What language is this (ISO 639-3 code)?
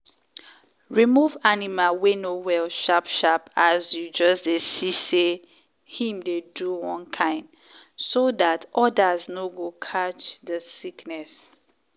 pcm